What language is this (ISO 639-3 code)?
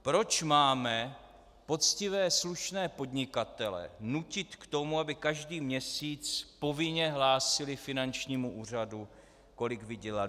ces